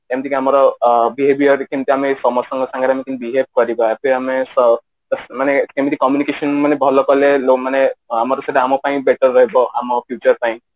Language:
Odia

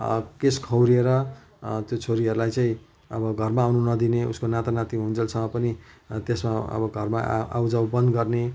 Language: Nepali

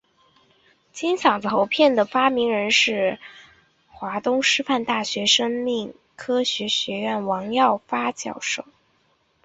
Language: Chinese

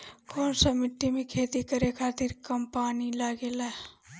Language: Bhojpuri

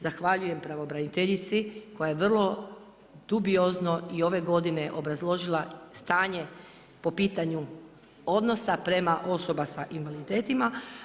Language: Croatian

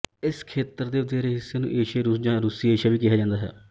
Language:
Punjabi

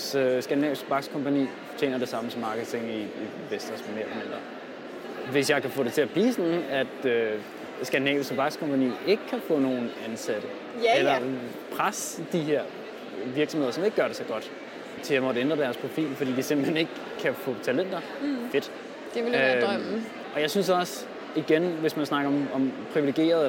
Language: Danish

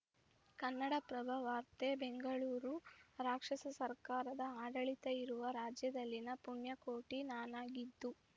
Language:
Kannada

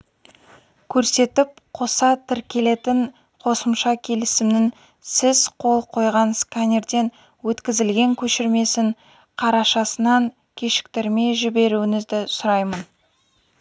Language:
Kazakh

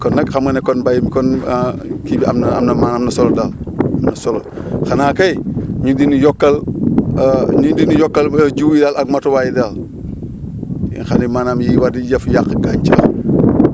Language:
Wolof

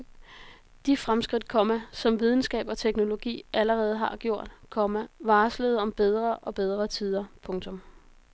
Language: Danish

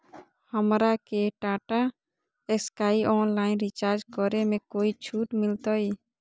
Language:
Magahi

